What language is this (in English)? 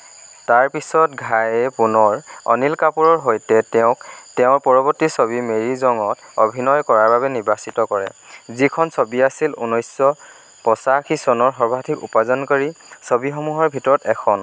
Assamese